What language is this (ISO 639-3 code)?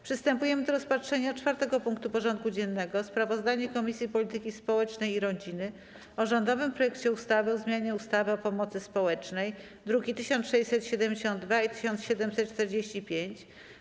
pol